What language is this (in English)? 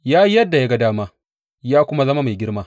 Hausa